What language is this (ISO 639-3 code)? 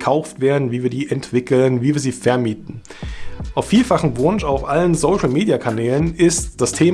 deu